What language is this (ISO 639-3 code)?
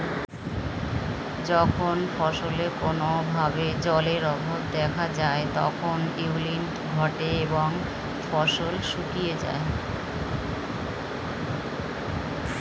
ben